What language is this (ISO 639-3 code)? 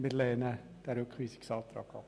gsw